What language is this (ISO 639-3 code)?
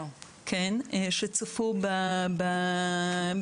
heb